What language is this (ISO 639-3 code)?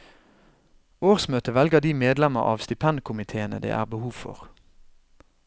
nor